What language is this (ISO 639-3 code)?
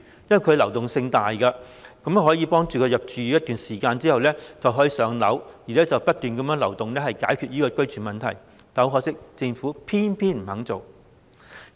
yue